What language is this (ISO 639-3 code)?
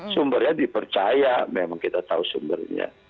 ind